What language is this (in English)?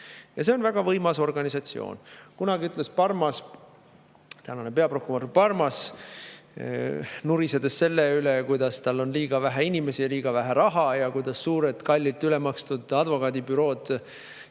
Estonian